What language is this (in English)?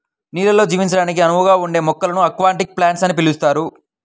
Telugu